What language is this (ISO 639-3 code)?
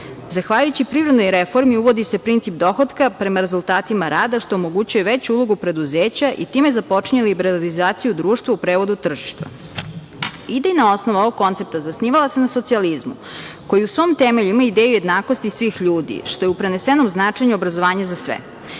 srp